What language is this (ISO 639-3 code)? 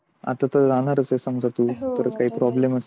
mar